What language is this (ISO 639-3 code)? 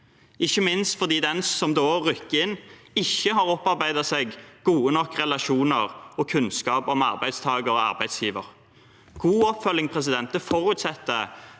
nor